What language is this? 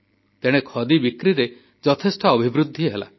Odia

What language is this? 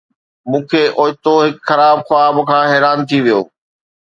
Sindhi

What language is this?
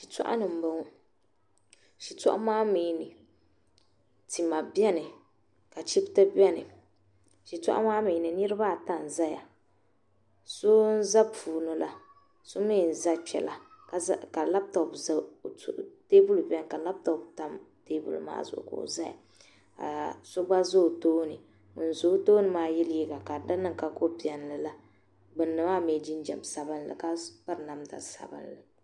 Dagbani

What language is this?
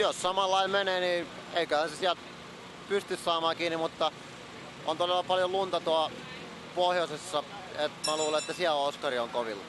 Finnish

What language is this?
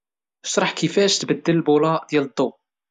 Moroccan Arabic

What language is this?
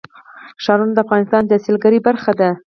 Pashto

